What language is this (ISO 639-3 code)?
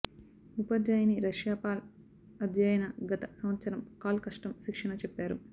tel